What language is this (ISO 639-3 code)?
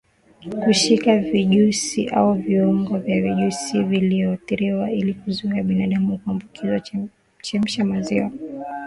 swa